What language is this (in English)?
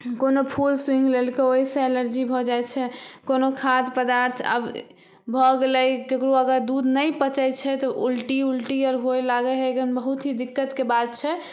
Maithili